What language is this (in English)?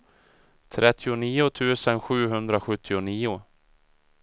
Swedish